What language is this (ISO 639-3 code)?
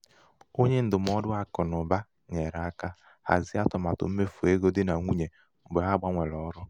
ibo